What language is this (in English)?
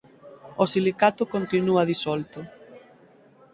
Galician